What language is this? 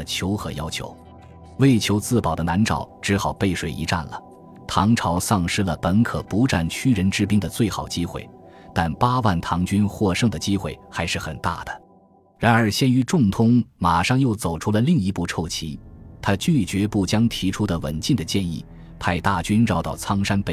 Chinese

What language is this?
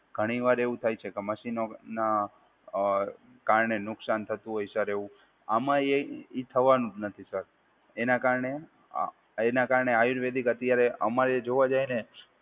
Gujarati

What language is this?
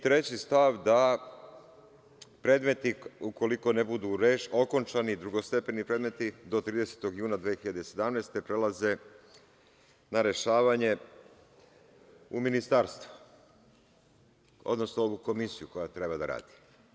Serbian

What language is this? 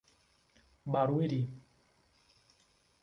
Portuguese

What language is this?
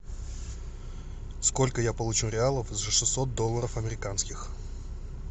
Russian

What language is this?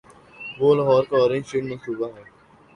Urdu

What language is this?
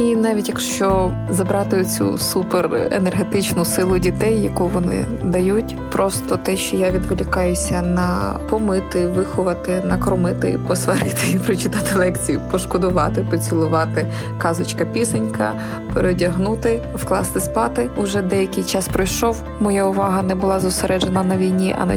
Ukrainian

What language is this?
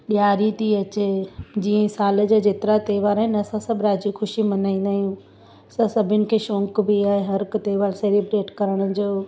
Sindhi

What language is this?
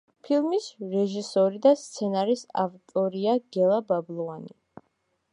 Georgian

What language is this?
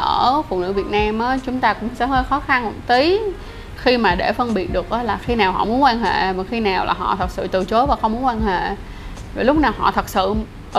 Vietnamese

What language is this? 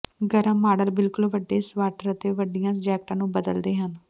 Punjabi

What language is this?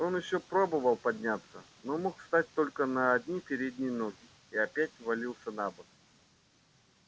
Russian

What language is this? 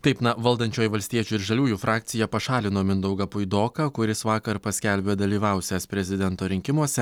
Lithuanian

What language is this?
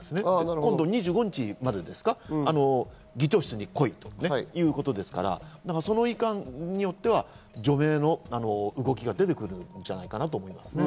Japanese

